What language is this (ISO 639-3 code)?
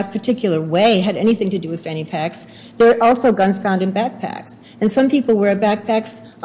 eng